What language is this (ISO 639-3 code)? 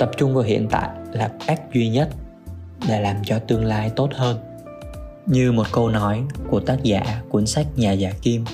vie